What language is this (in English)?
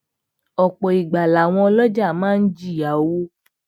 Yoruba